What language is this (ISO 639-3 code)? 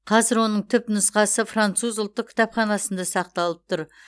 kaz